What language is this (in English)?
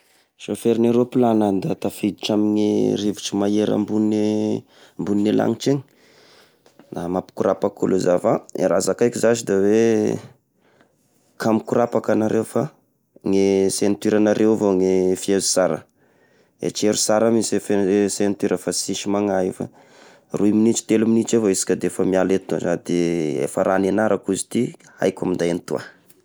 Tesaka Malagasy